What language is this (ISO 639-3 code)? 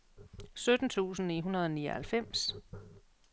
dan